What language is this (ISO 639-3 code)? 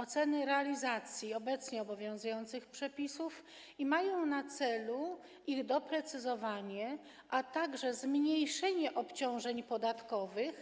pol